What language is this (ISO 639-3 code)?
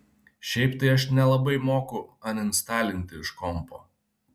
lit